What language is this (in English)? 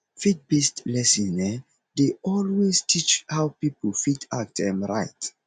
Nigerian Pidgin